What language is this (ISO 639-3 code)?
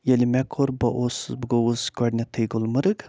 kas